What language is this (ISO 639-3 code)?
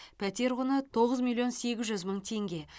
kaz